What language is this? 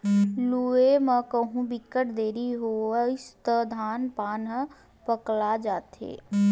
Chhattisgarhi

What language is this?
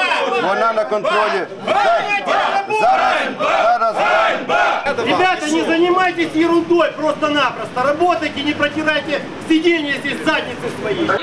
Ukrainian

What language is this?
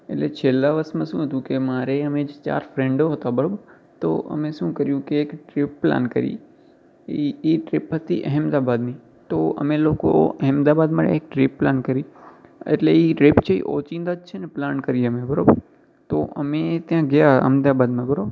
Gujarati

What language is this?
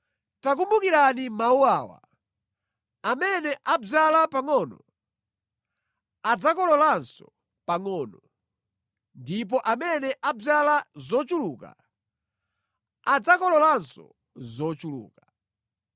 Nyanja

